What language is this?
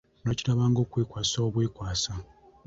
Ganda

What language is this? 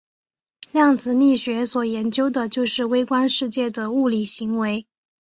Chinese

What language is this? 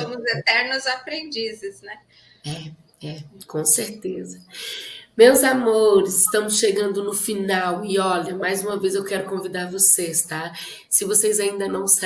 Portuguese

